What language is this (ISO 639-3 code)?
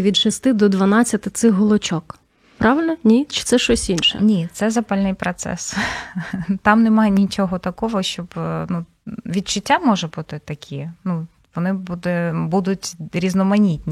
ukr